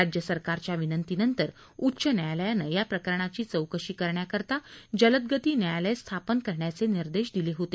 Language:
Marathi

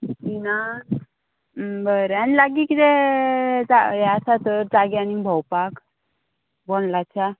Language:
Konkani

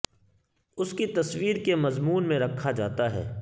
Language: Urdu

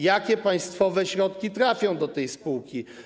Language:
Polish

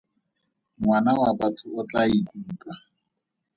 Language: Tswana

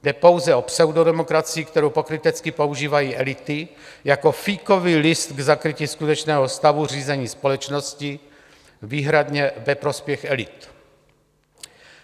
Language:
Czech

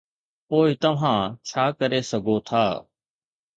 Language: Sindhi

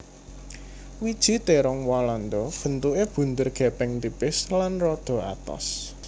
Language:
Javanese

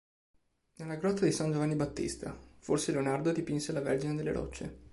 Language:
Italian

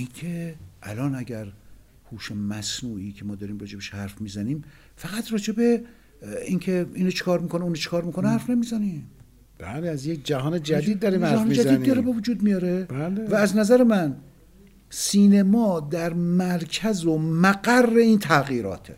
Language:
Persian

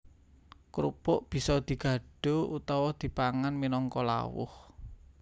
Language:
Javanese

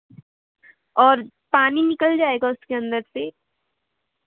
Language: Hindi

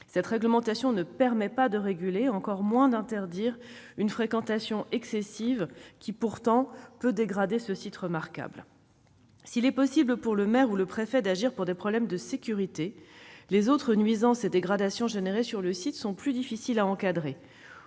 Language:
French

